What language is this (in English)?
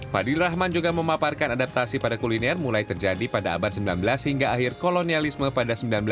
Indonesian